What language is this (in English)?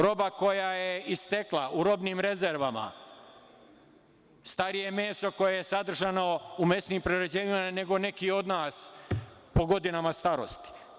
Serbian